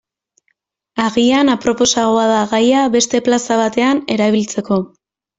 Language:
Basque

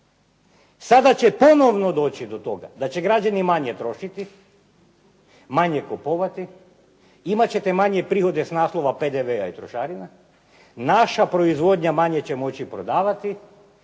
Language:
Croatian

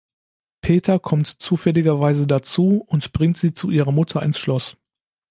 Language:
German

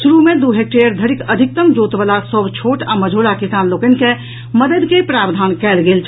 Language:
Maithili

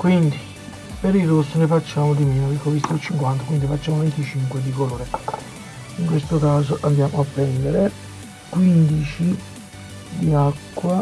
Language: Italian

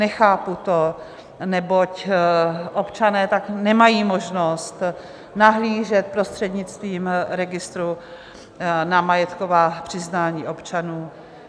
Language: Czech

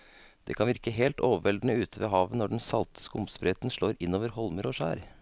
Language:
Norwegian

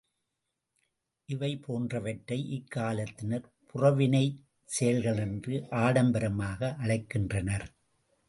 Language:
Tamil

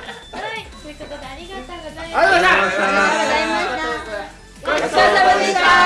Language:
Japanese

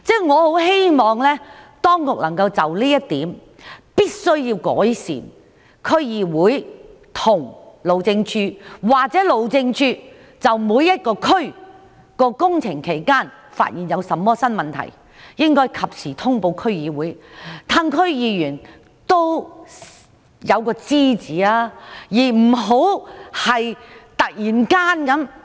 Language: Cantonese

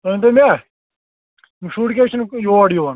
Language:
Kashmiri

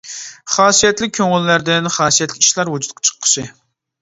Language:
Uyghur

